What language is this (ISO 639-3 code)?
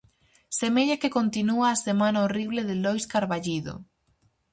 glg